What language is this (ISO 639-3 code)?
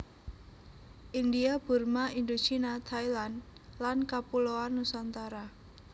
jav